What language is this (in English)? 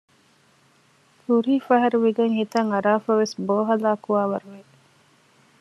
Divehi